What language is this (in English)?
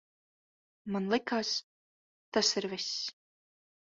Latvian